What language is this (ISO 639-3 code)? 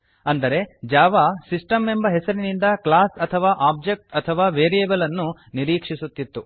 kan